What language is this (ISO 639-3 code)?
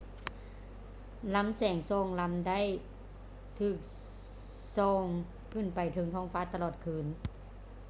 lao